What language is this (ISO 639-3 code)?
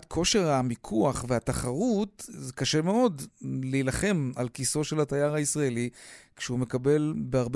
heb